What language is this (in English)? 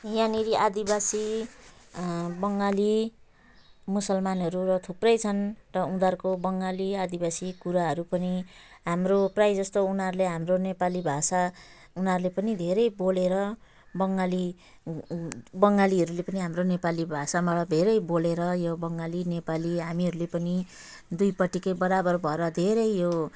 Nepali